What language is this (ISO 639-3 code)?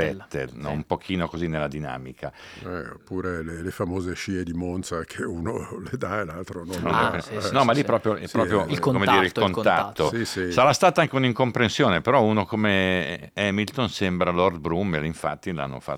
ita